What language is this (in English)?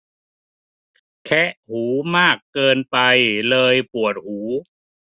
Thai